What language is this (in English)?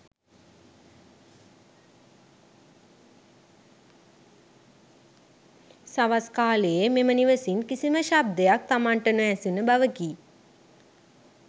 Sinhala